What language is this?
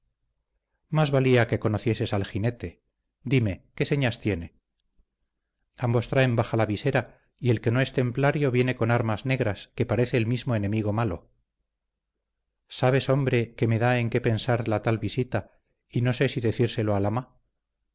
Spanish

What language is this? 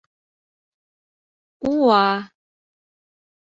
Mari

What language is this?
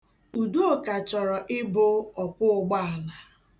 Igbo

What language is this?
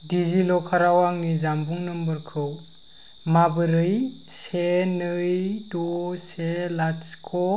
Bodo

